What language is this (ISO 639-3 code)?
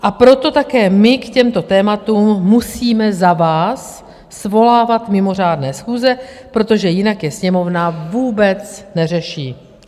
ces